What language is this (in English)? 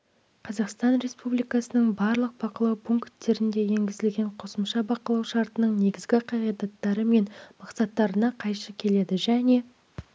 Kazakh